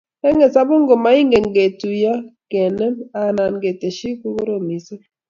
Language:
Kalenjin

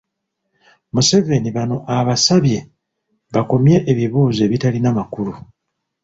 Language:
Ganda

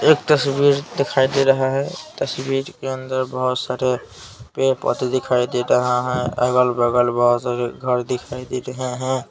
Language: Hindi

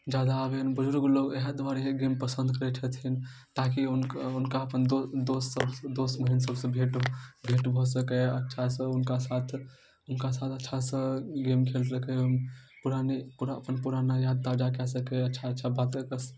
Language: Maithili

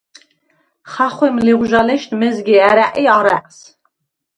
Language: Svan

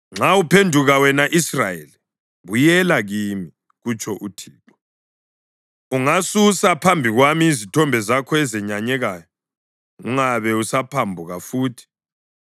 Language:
North Ndebele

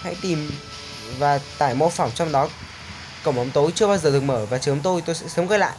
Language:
Vietnamese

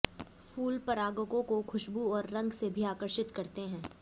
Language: Hindi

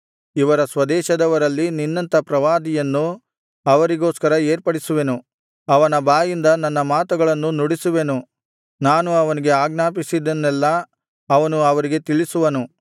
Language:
Kannada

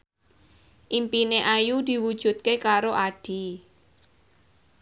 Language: Javanese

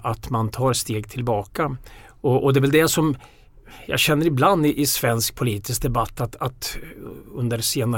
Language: Swedish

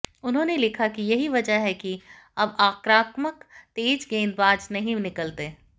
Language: Hindi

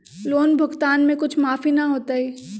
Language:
Magahi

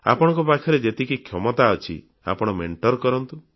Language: Odia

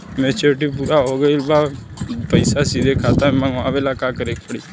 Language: Bhojpuri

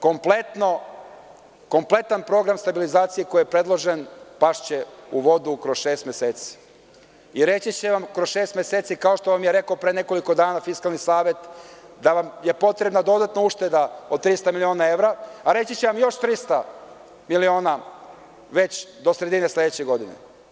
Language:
Serbian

